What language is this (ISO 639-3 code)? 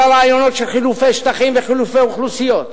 heb